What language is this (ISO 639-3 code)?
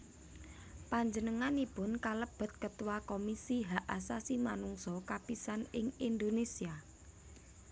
jav